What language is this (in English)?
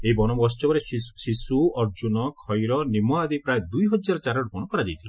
Odia